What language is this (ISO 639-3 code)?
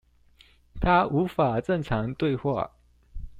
zho